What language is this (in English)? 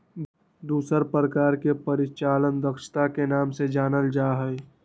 Magahi